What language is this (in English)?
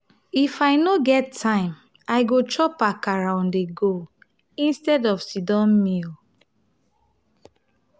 Nigerian Pidgin